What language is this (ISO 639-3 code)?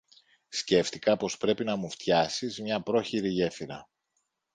ell